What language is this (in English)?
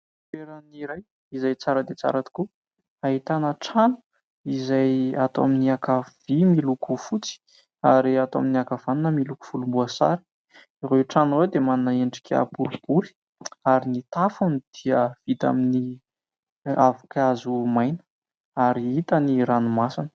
Malagasy